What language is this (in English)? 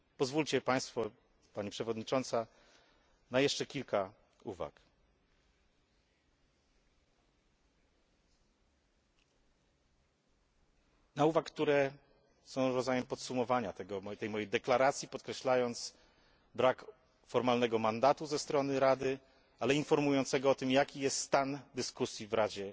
Polish